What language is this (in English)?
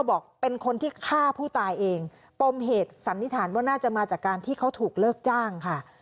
Thai